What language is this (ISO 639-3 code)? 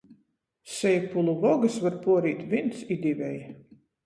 ltg